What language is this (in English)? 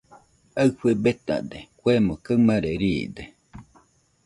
Nüpode Huitoto